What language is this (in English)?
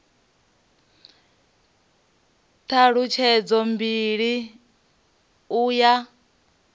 Venda